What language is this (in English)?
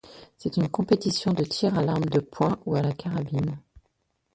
French